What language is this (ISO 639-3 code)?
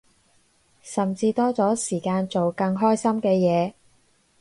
yue